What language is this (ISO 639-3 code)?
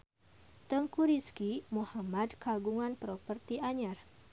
sun